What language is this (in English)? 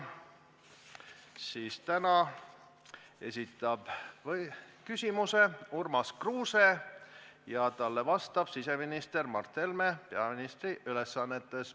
Estonian